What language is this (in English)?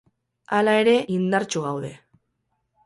Basque